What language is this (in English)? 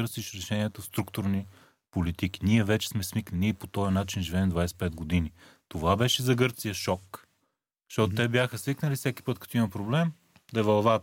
Bulgarian